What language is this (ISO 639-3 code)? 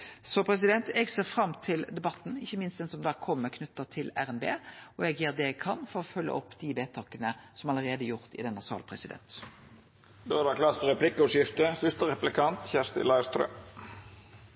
nor